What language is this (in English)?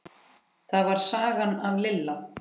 Icelandic